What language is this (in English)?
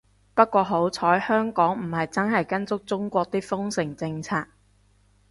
Cantonese